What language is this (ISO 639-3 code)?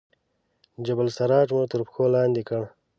pus